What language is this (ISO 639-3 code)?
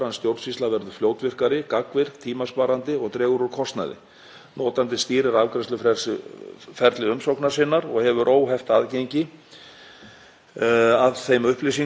isl